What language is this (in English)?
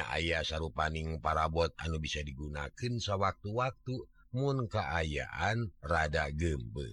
Indonesian